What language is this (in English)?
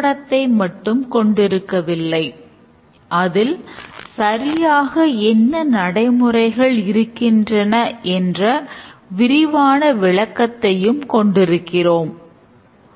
Tamil